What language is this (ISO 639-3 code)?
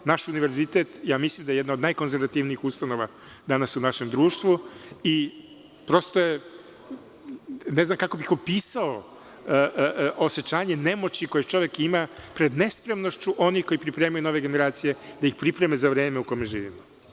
srp